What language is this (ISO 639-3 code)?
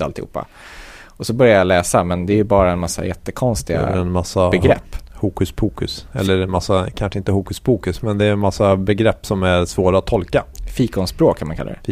swe